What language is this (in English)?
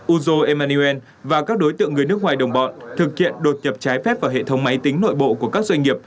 Vietnamese